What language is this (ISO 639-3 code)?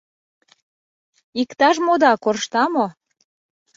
chm